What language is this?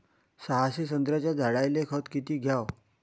Marathi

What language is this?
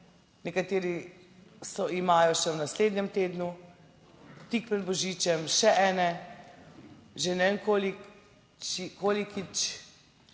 Slovenian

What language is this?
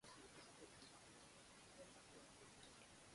Japanese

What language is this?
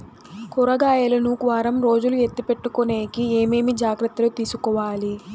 Telugu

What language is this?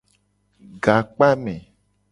Gen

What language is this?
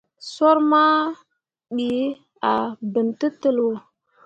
Mundang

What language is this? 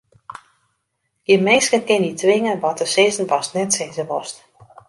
Western Frisian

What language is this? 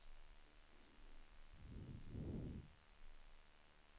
Swedish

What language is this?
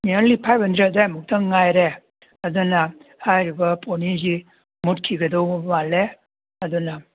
Manipuri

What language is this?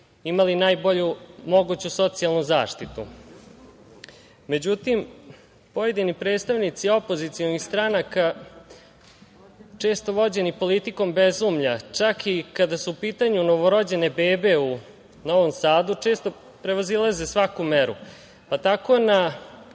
Serbian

